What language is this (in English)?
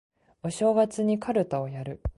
Japanese